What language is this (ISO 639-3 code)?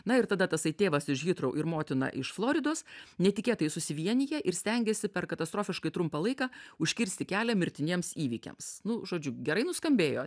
lit